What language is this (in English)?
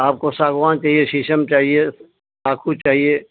Urdu